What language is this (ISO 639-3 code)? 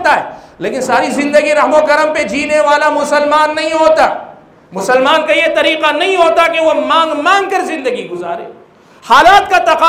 hin